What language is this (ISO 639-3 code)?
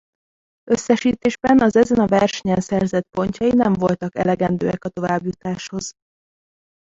hun